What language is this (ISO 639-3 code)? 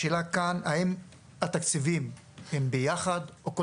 heb